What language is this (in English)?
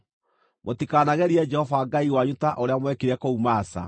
Kikuyu